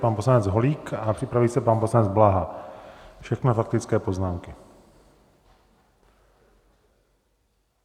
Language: Czech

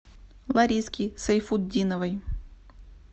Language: Russian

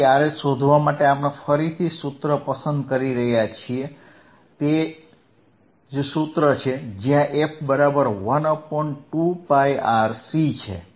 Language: Gujarati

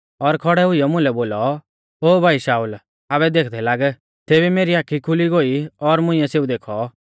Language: Mahasu Pahari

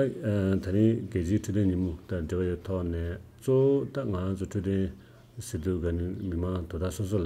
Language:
Korean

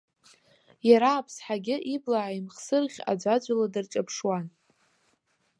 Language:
Abkhazian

